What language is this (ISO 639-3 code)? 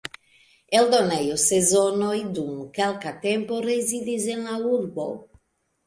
epo